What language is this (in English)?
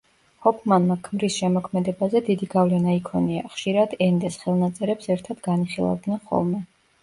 Georgian